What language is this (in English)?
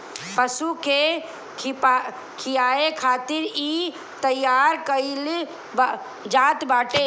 Bhojpuri